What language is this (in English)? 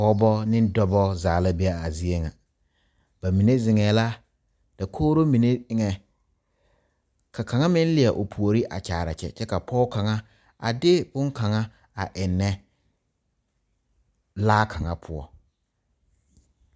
Southern Dagaare